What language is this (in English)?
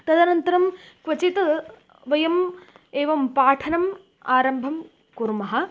Sanskrit